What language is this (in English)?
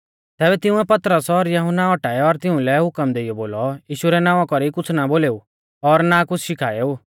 Mahasu Pahari